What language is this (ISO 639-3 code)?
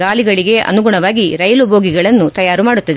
kan